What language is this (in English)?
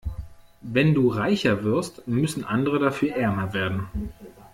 German